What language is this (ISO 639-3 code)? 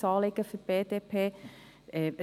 gsw